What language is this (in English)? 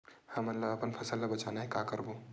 Chhattisgarhi